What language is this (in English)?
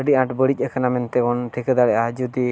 Santali